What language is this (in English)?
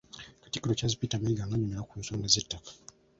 Ganda